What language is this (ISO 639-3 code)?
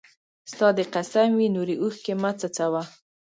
pus